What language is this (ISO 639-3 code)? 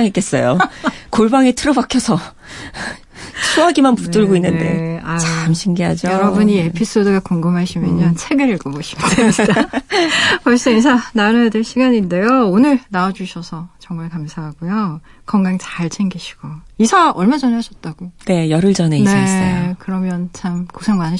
kor